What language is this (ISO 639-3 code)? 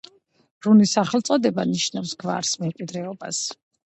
kat